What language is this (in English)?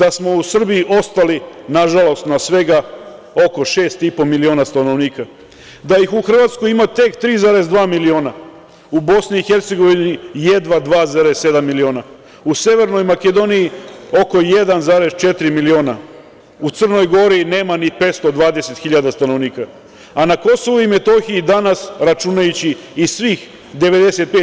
Serbian